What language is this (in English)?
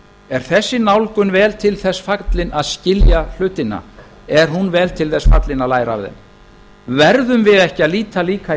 Icelandic